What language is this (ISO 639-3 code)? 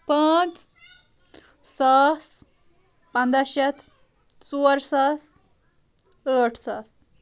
kas